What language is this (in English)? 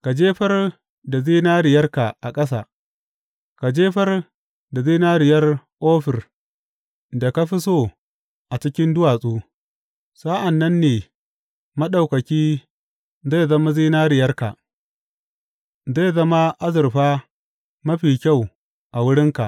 Hausa